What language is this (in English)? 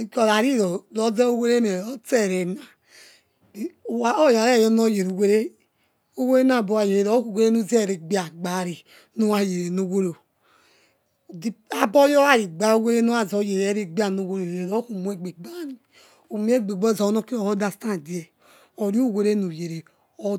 Yekhee